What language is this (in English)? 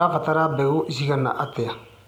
Kikuyu